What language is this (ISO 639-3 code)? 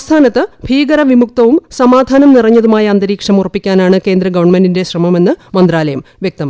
mal